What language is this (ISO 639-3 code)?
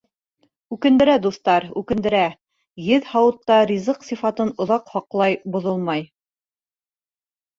bak